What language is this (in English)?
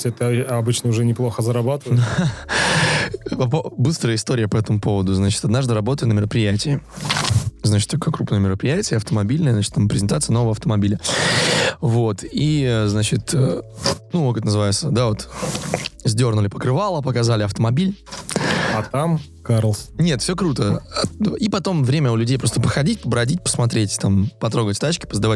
Russian